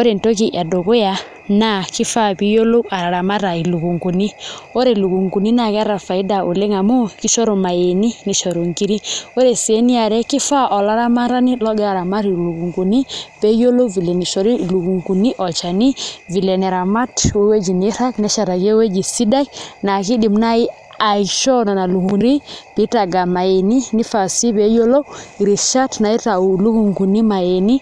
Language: Masai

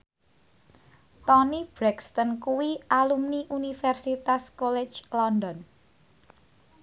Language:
Javanese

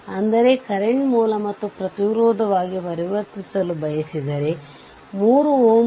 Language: Kannada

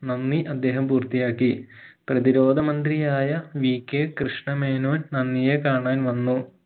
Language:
Malayalam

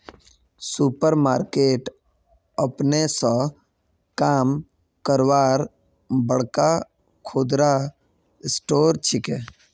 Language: Magahi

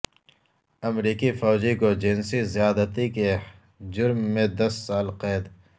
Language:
Urdu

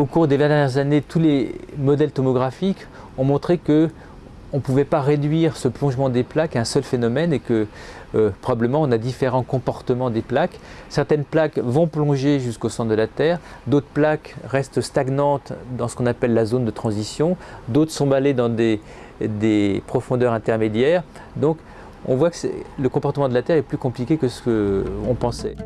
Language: French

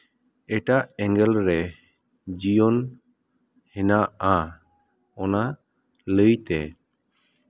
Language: Santali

